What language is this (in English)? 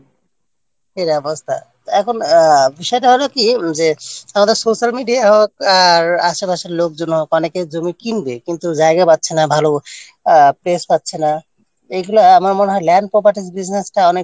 Bangla